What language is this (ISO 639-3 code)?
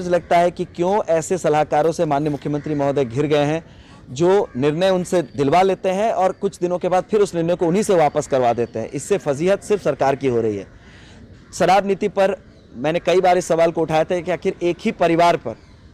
hin